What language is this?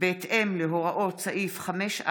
Hebrew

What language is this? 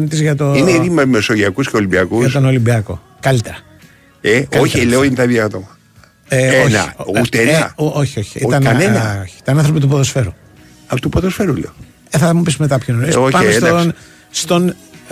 Greek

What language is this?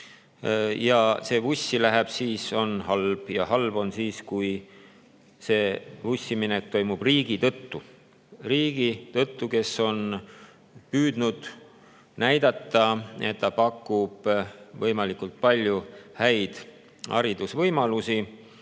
Estonian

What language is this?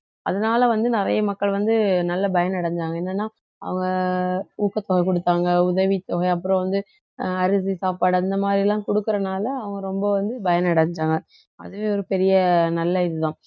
Tamil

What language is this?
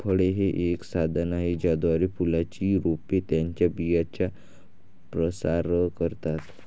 Marathi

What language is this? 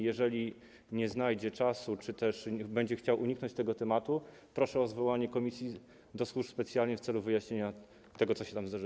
Polish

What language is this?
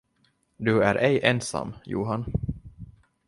Swedish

